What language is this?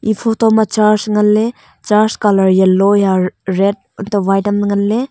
Wancho Naga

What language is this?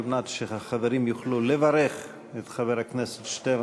Hebrew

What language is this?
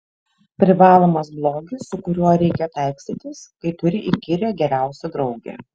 Lithuanian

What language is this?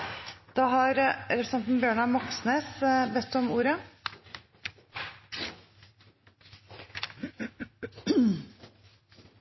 Norwegian Bokmål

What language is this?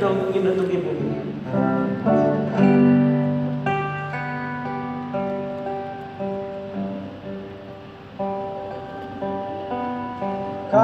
Indonesian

